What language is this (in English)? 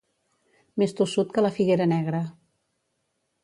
Catalan